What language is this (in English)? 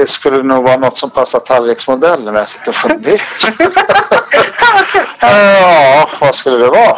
Swedish